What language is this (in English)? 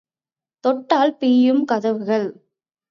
Tamil